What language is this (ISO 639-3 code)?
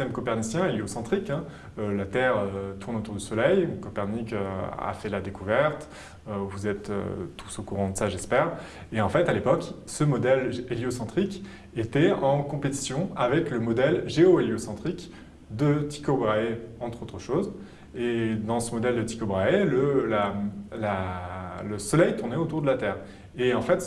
fra